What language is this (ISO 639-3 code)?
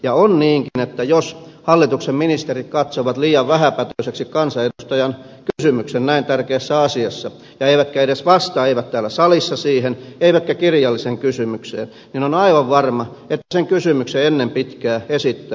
fin